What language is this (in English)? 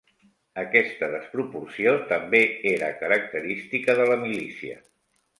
Catalan